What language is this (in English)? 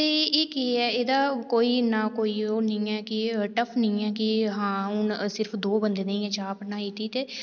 Dogri